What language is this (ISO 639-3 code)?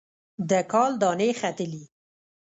pus